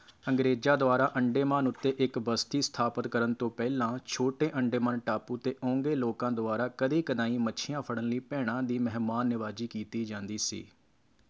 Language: Punjabi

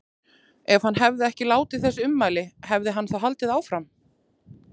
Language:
Icelandic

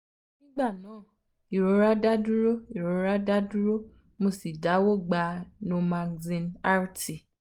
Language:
Yoruba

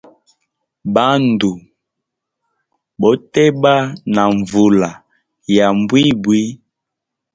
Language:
Hemba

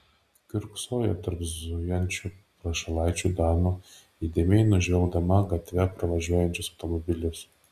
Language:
Lithuanian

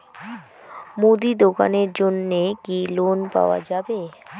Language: Bangla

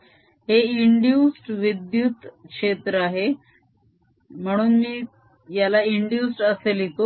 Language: Marathi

